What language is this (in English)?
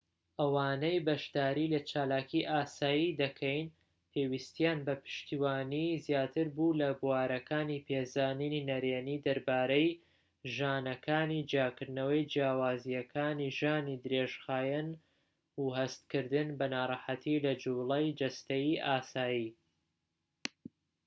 Central Kurdish